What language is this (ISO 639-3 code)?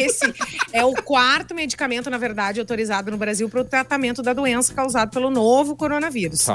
por